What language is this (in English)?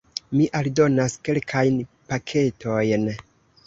Esperanto